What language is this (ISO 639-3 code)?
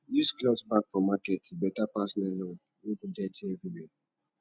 pcm